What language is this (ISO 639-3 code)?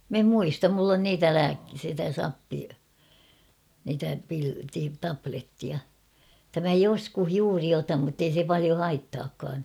fin